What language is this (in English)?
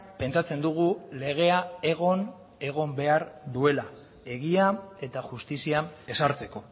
Basque